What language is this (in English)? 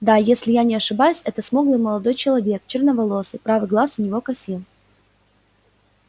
Russian